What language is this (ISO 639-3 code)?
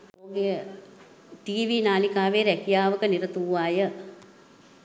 sin